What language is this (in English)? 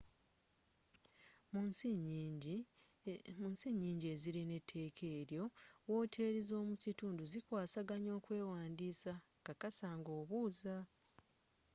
Ganda